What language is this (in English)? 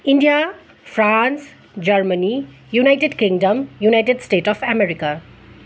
Nepali